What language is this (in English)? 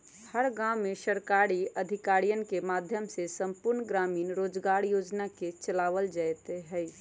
Magahi